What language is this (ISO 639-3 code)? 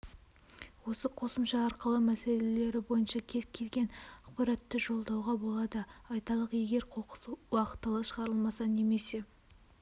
kaz